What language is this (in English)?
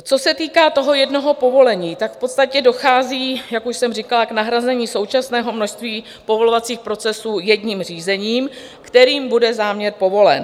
Czech